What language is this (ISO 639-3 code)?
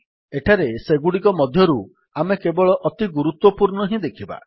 ori